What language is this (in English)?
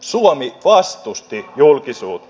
Finnish